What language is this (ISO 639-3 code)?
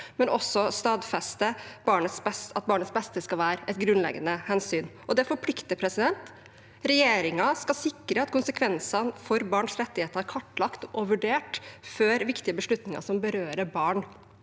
nor